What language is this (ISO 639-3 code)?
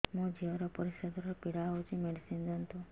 ori